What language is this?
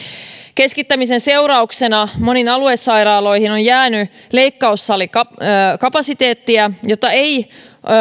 Finnish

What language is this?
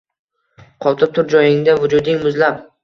Uzbek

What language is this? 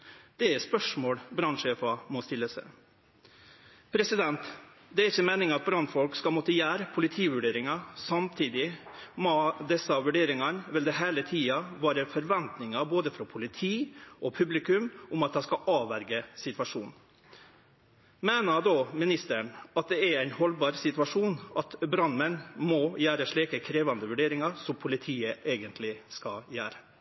Norwegian Nynorsk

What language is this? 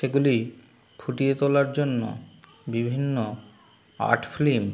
Bangla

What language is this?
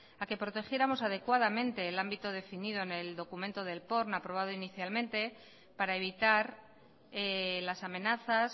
Spanish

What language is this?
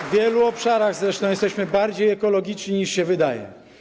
Polish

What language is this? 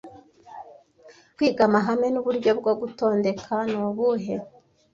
Kinyarwanda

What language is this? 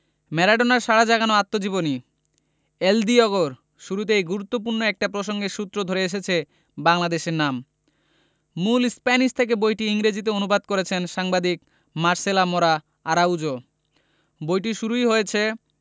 Bangla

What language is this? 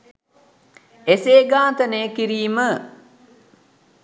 Sinhala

